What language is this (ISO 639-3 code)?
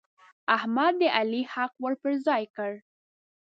pus